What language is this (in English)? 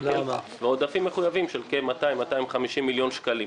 Hebrew